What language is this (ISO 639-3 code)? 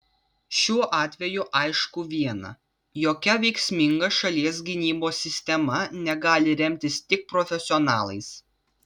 lit